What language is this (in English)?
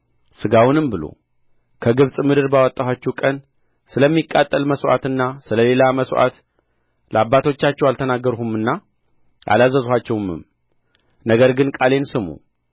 Amharic